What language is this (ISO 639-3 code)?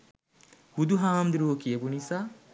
sin